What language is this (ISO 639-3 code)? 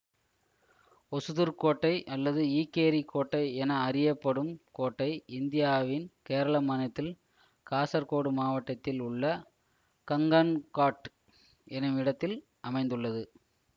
tam